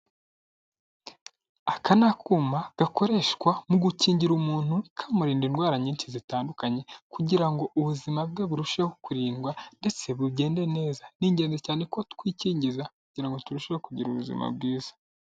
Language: Kinyarwanda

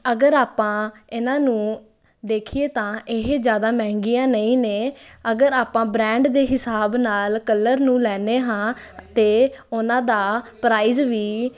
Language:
Punjabi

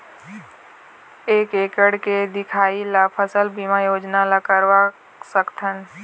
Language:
Chhattisgarhi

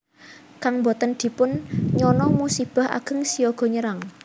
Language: Javanese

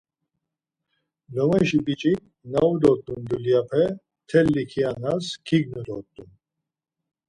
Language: Laz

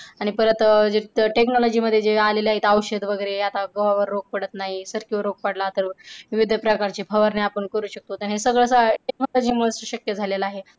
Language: Marathi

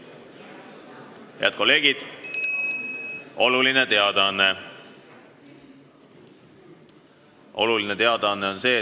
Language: Estonian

